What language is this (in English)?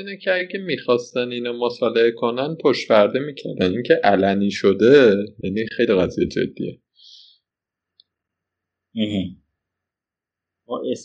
Persian